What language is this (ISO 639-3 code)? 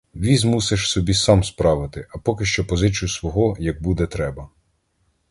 ukr